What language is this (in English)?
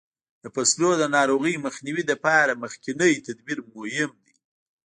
Pashto